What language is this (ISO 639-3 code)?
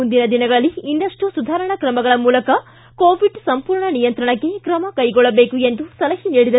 kan